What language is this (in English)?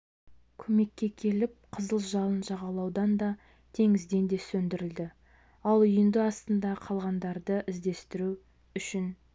Kazakh